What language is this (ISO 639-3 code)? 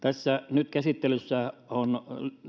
fin